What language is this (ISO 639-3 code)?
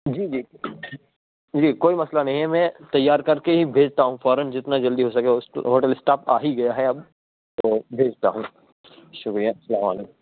urd